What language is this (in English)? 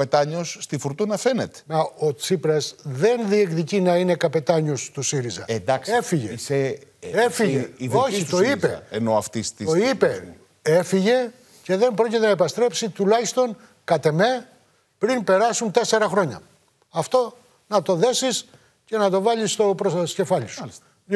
Greek